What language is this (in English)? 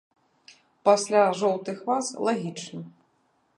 Belarusian